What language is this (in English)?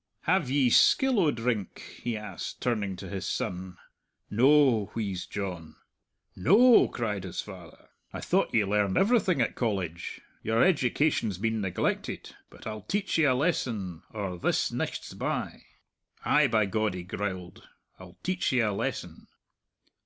English